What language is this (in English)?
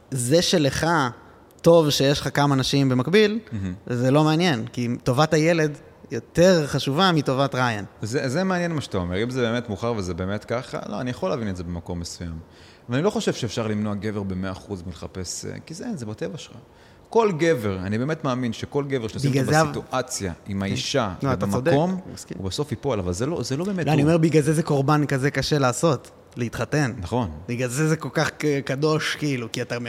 Hebrew